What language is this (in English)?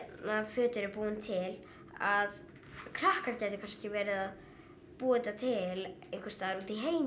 Icelandic